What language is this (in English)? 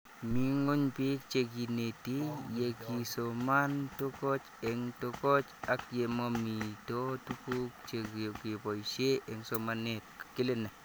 Kalenjin